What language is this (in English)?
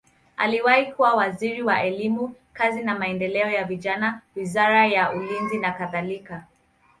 Swahili